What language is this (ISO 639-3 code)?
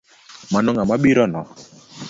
luo